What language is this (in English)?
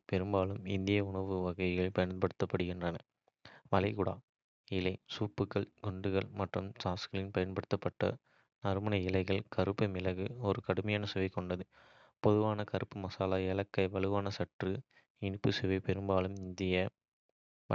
Kota (India)